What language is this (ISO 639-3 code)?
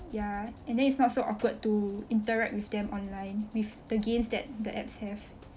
eng